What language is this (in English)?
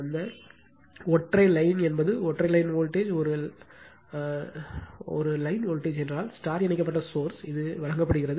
Tamil